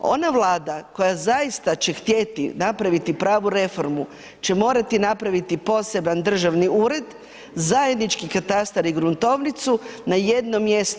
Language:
Croatian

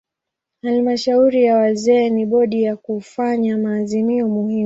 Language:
Swahili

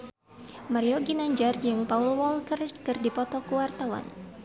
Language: Sundanese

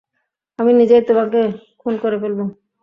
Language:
Bangla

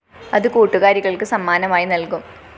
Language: Malayalam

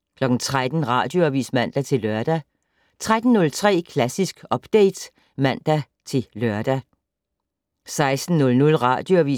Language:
Danish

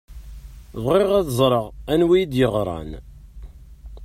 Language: Kabyle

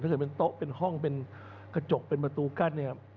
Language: Thai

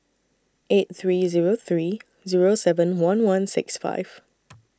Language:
English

